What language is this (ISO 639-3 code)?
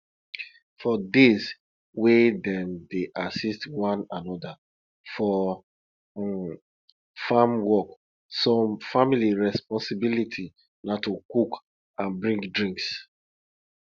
pcm